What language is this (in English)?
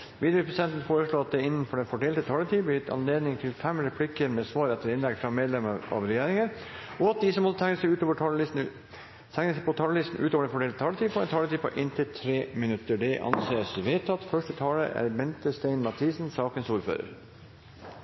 Norwegian Bokmål